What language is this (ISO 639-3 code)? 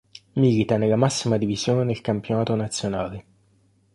ita